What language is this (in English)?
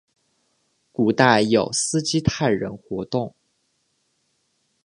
Chinese